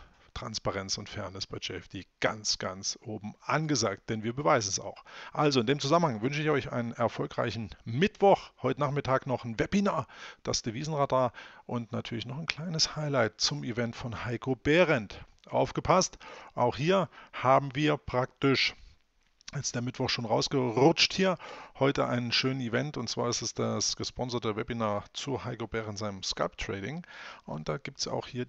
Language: German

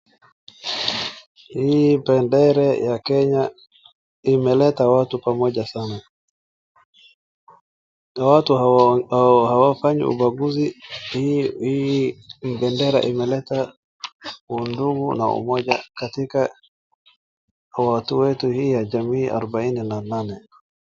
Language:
Swahili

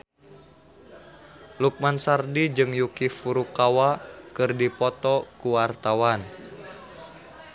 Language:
Sundanese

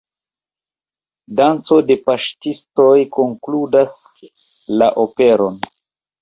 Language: Esperanto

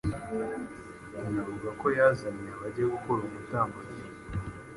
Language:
Kinyarwanda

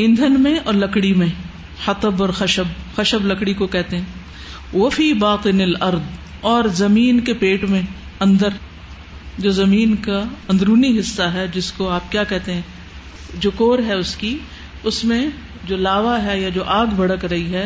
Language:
Urdu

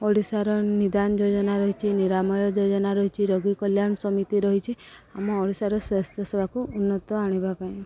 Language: Odia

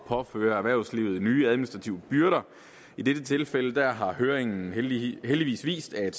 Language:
Danish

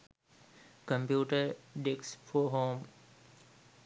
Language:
Sinhala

